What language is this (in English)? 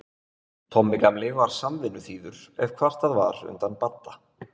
Icelandic